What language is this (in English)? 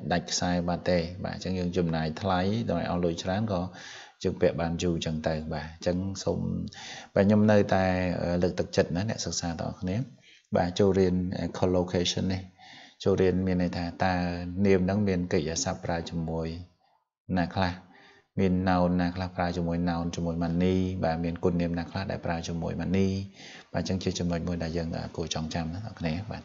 Vietnamese